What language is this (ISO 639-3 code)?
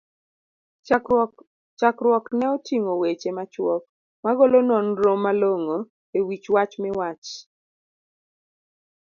luo